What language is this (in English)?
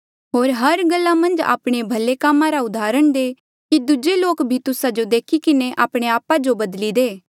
Mandeali